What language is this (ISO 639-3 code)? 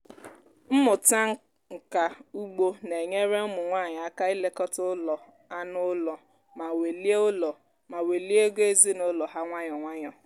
ibo